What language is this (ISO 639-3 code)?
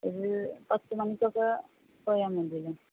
mal